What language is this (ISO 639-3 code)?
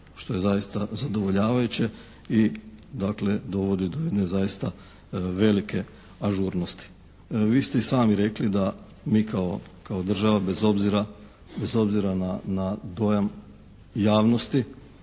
hrv